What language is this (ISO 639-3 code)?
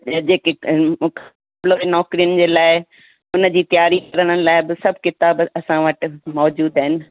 snd